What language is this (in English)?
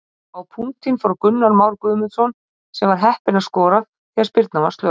Icelandic